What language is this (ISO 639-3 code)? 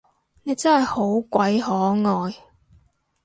yue